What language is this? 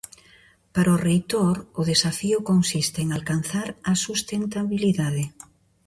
Galician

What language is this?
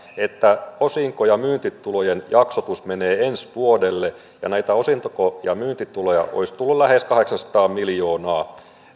Finnish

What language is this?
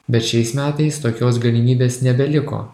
Lithuanian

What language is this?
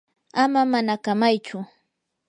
Yanahuanca Pasco Quechua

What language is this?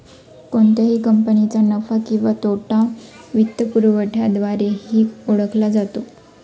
Marathi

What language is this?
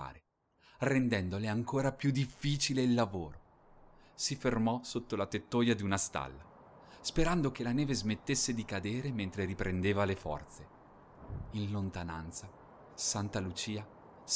Italian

